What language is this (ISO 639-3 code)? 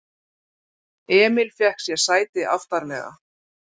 isl